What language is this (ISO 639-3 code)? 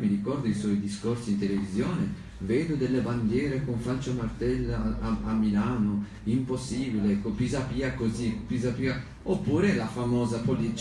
ita